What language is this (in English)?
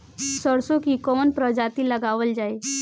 Bhojpuri